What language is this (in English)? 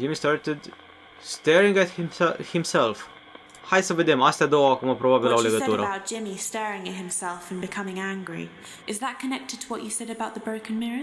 Romanian